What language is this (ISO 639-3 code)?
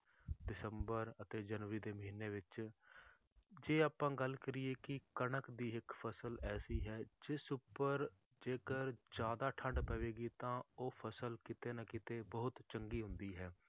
pan